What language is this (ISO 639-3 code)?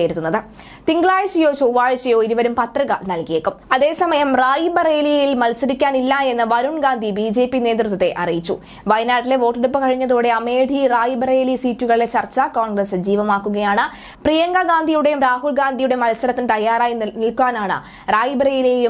mal